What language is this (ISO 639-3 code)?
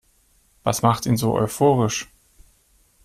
deu